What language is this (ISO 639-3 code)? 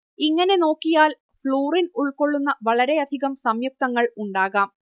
mal